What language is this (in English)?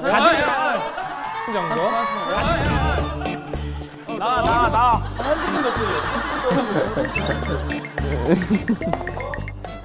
Korean